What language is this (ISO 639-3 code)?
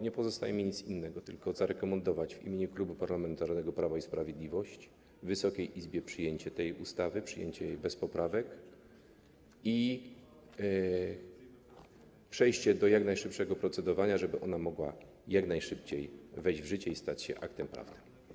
pol